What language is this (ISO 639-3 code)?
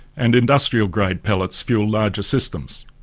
eng